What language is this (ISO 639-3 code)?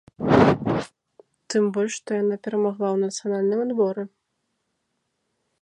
bel